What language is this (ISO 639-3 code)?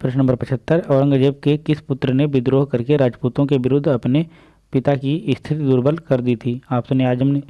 hin